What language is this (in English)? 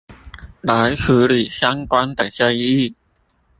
Chinese